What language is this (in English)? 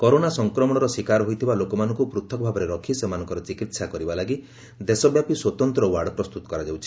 Odia